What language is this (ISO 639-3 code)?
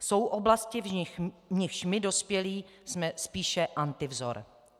ces